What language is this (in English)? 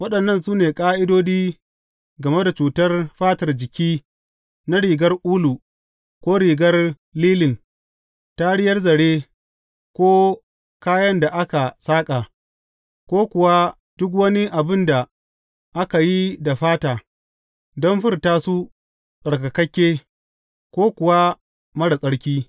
Hausa